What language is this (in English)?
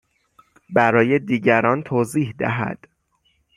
Persian